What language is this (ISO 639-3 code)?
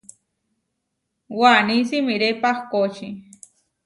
var